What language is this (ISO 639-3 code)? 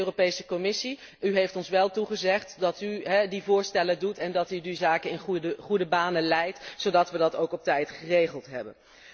nld